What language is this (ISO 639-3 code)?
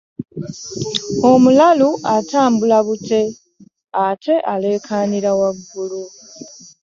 lug